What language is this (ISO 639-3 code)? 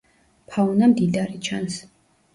kat